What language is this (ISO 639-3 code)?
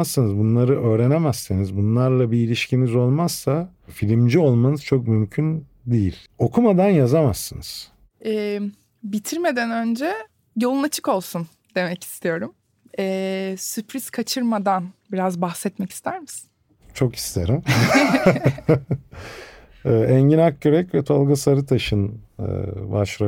tur